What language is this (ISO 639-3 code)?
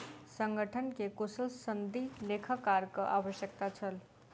mai